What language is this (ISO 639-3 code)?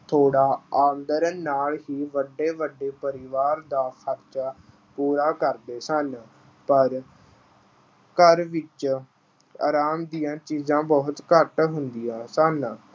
pan